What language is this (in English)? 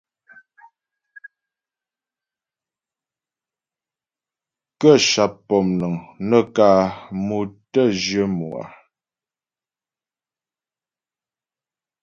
Ghomala